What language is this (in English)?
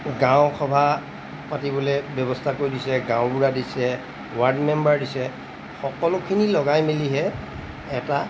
Assamese